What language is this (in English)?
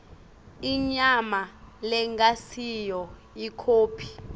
Swati